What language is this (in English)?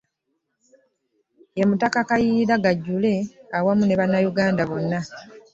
Ganda